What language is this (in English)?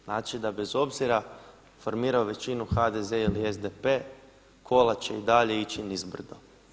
Croatian